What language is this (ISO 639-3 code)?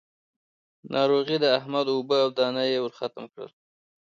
pus